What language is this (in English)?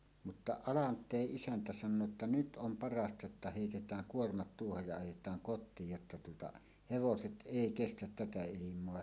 Finnish